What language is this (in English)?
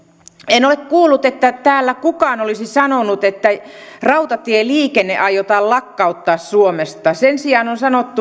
Finnish